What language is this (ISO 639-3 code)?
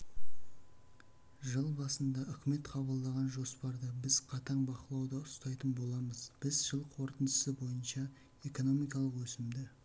kaz